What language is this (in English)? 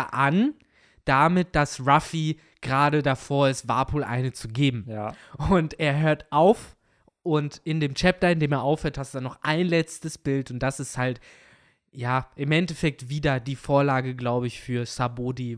German